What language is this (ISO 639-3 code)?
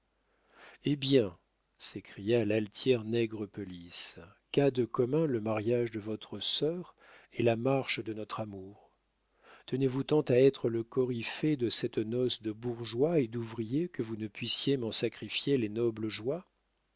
fra